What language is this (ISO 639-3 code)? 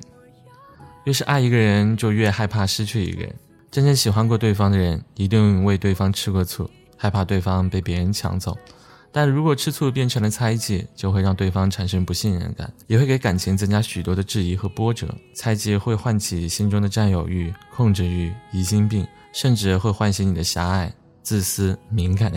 zho